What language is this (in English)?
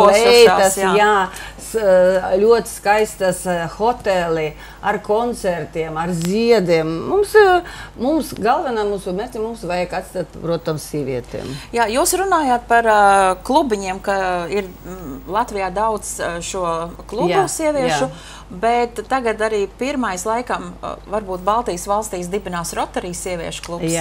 Latvian